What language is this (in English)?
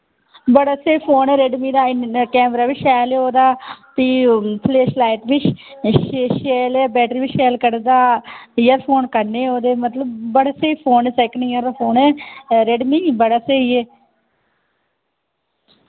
Dogri